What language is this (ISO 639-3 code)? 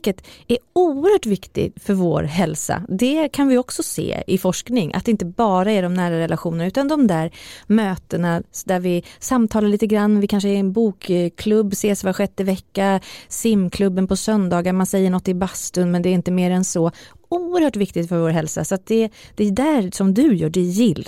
swe